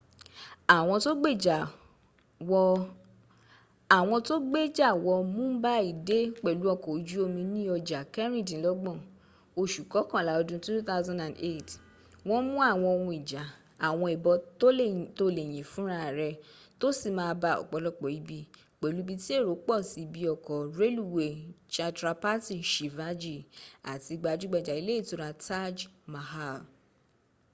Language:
Yoruba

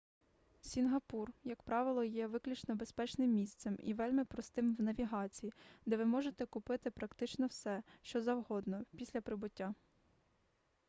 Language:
Ukrainian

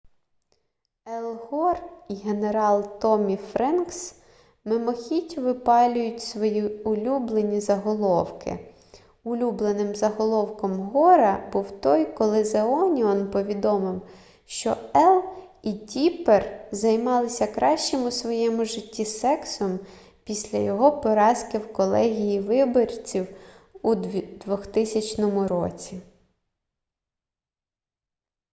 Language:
Ukrainian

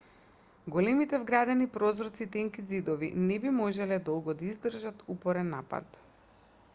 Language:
Macedonian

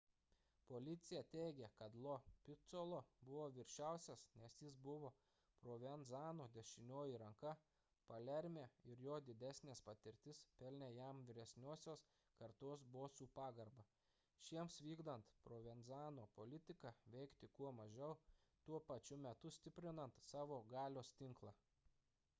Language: Lithuanian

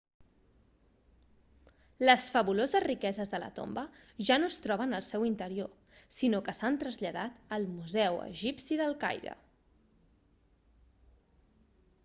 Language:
Catalan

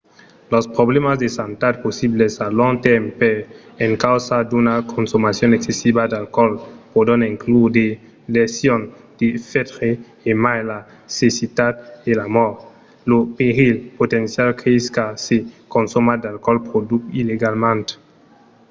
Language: Occitan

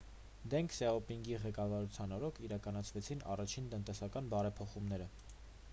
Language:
Armenian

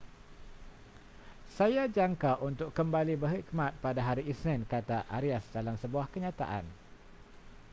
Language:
Malay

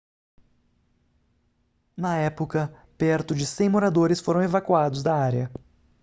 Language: Portuguese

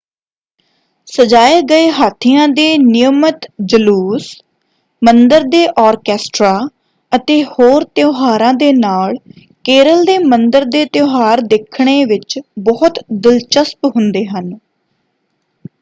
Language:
Punjabi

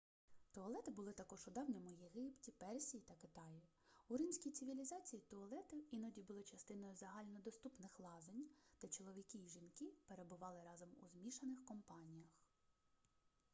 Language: Ukrainian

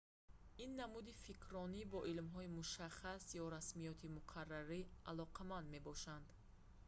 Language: Tajik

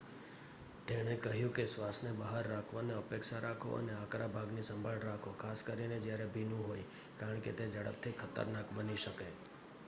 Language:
Gujarati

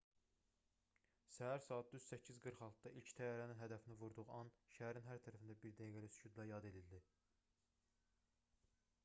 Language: Azerbaijani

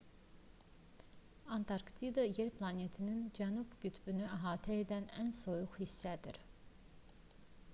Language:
Azerbaijani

